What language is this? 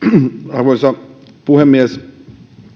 Finnish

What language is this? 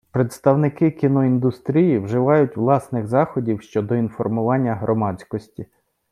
Ukrainian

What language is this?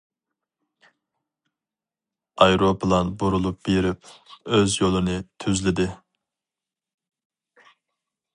Uyghur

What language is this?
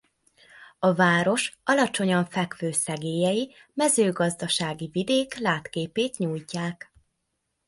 Hungarian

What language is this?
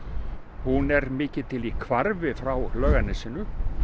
Icelandic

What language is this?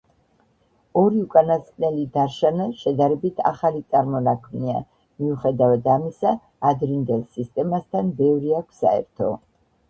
Georgian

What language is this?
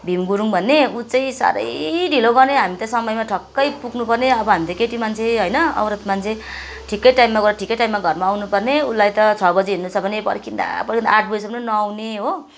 Nepali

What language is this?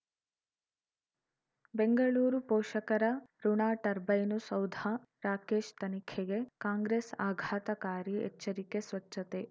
Kannada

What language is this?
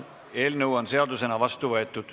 Estonian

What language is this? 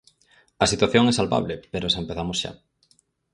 Galician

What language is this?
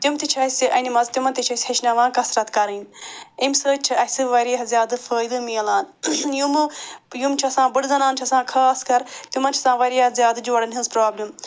Kashmiri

